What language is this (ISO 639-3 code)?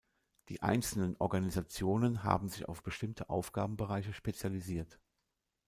deu